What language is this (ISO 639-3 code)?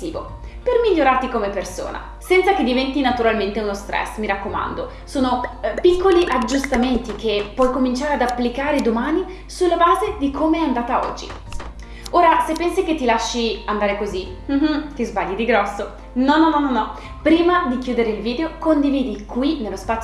ita